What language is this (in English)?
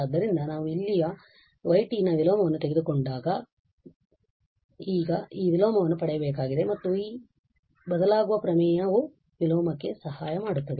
Kannada